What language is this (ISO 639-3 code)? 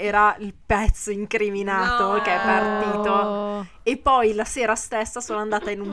ita